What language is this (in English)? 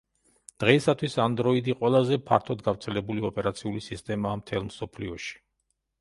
Georgian